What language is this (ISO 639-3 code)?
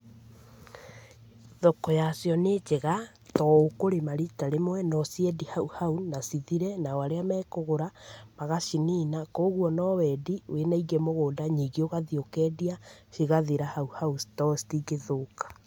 kik